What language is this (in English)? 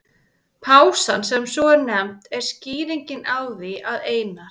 Icelandic